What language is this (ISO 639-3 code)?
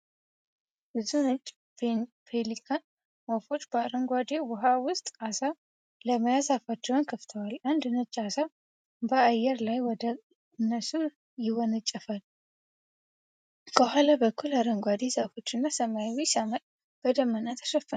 amh